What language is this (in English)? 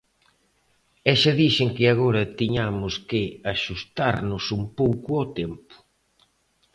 Galician